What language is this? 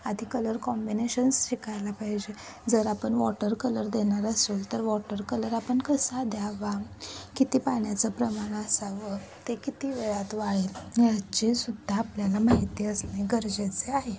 Marathi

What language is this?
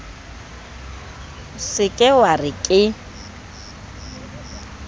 Southern Sotho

